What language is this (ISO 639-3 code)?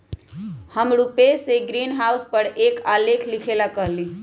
mag